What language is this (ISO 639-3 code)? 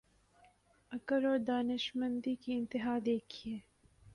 urd